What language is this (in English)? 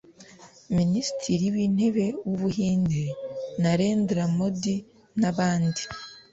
Kinyarwanda